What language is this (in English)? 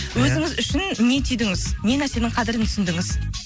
Kazakh